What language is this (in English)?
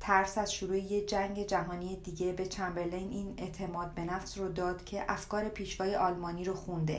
Persian